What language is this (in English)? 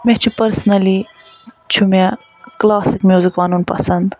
Kashmiri